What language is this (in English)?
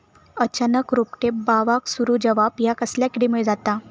Marathi